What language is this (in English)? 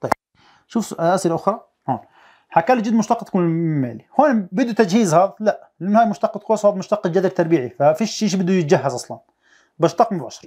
Arabic